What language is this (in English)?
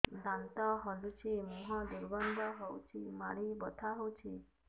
Odia